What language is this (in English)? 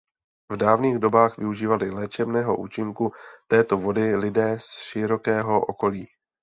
Czech